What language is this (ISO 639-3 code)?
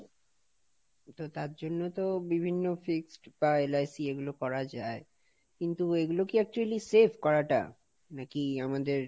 ben